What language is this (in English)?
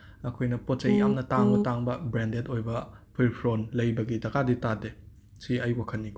Manipuri